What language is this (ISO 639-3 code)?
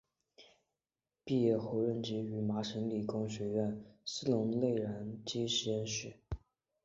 zho